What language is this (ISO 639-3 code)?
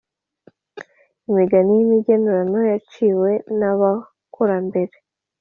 kin